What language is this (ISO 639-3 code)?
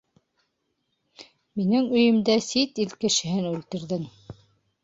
bak